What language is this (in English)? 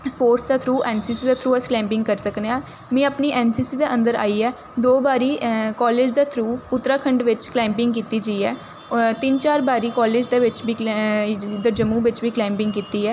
Dogri